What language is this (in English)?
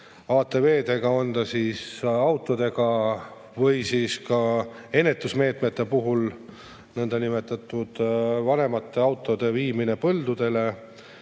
Estonian